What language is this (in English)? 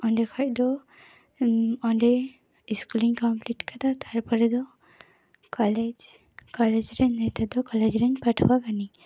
Santali